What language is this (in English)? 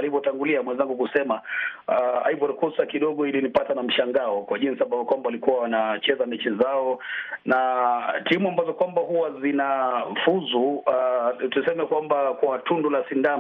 Swahili